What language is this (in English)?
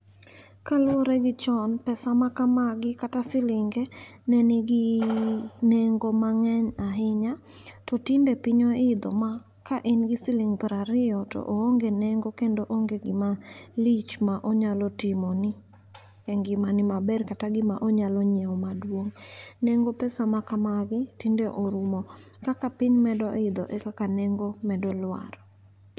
Luo (Kenya and Tanzania)